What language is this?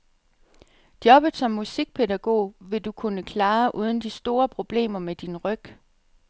Danish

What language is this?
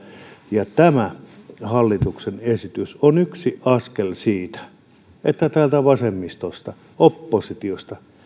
Finnish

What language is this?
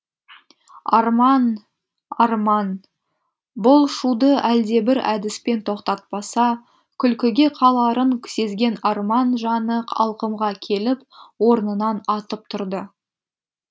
Kazakh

